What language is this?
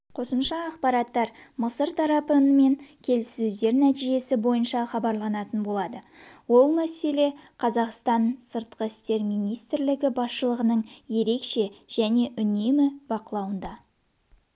Kazakh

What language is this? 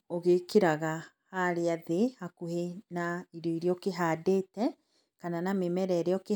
Kikuyu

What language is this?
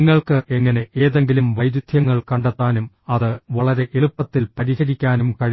Malayalam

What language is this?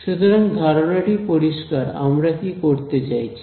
Bangla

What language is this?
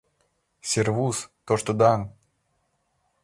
Mari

